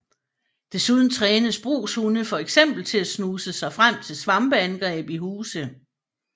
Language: Danish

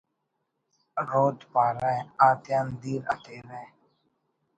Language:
Brahui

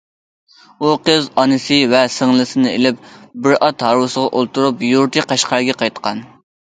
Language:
Uyghur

